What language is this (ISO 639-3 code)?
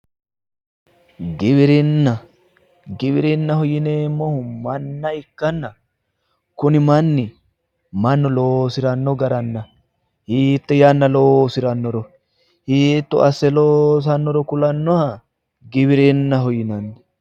sid